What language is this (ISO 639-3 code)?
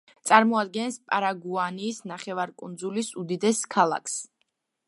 kat